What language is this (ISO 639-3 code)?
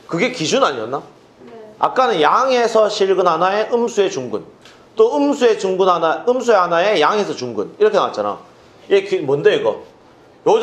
kor